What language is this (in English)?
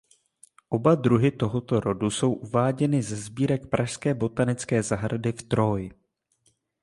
Czech